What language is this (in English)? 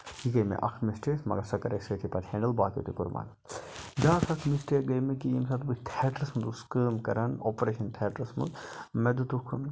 Kashmiri